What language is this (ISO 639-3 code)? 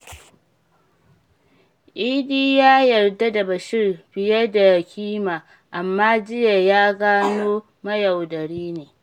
hau